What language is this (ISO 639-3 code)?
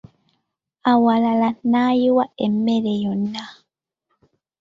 lug